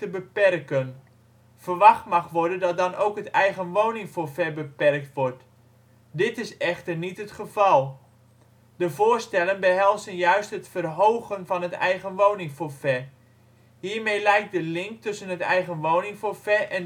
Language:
Dutch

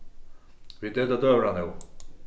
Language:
Faroese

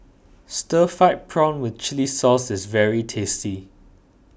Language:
English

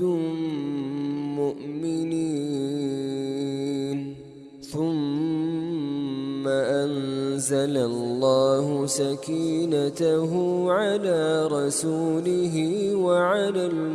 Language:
Arabic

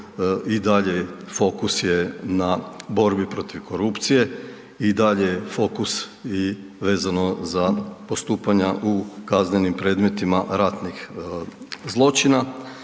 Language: Croatian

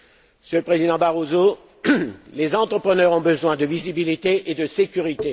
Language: French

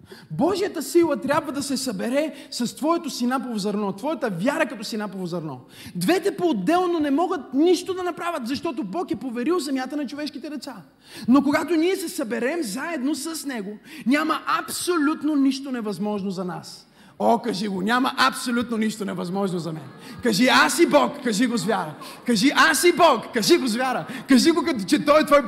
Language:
Bulgarian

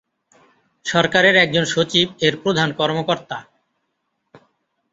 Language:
Bangla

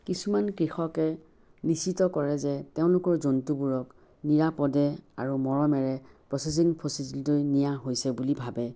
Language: Assamese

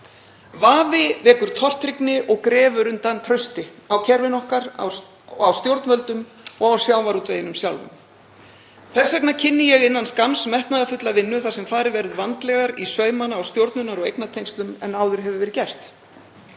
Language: Icelandic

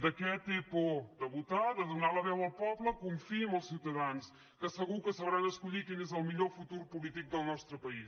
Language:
Catalan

